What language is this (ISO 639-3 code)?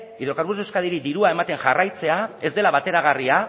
eus